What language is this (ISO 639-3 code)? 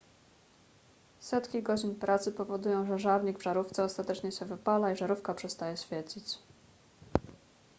pol